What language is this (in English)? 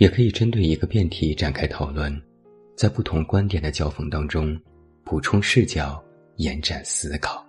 Chinese